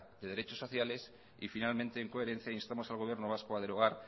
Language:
Spanish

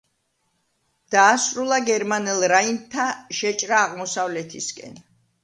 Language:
Georgian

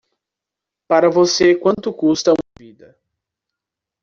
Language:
Portuguese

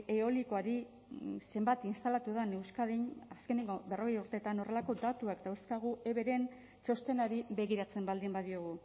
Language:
Basque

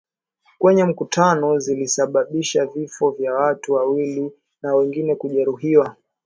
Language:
Swahili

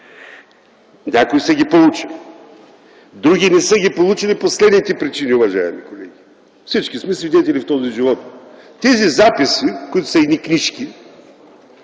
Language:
Bulgarian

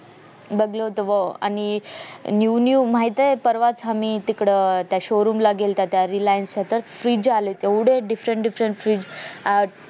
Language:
Marathi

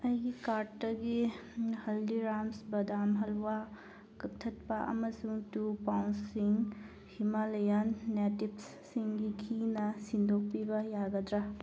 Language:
Manipuri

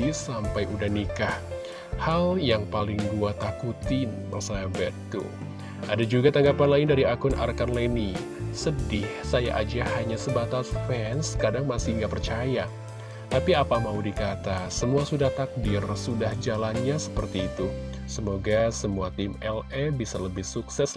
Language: Indonesian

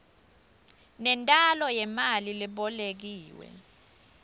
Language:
Swati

